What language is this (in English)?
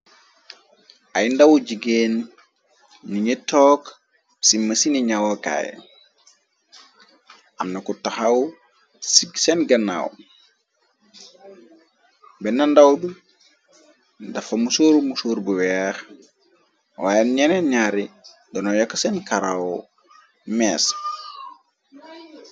Wolof